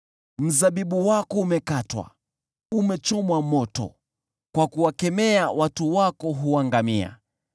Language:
Swahili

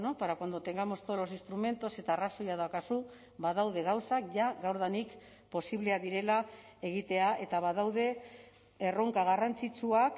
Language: Basque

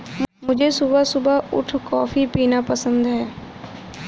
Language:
Hindi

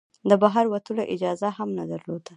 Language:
Pashto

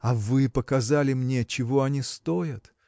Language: Russian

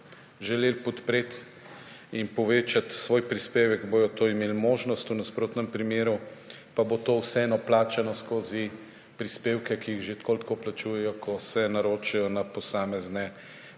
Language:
Slovenian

